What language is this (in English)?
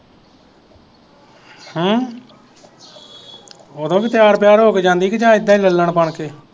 Punjabi